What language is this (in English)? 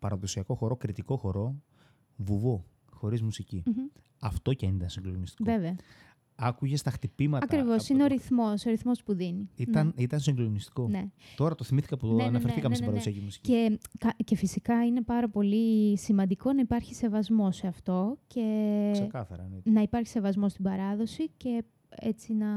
Greek